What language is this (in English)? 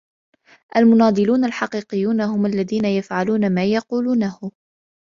Arabic